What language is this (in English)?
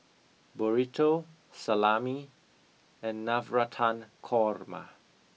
English